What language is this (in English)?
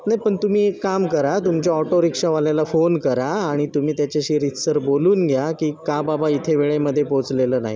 Marathi